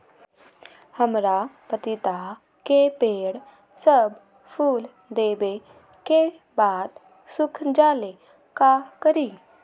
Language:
Magahi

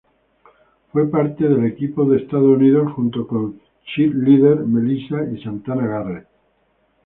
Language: Spanish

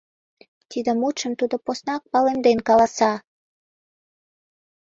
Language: Mari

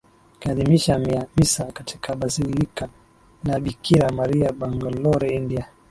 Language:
Swahili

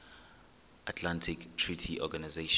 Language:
Xhosa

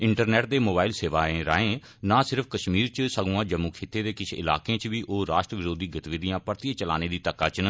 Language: Dogri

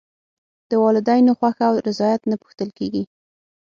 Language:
Pashto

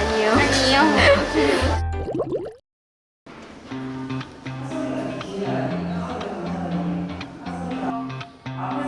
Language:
Korean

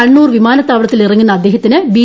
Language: Malayalam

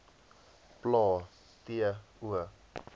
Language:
Afrikaans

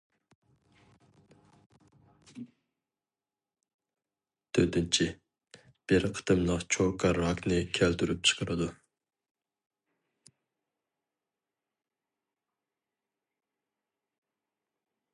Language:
Uyghur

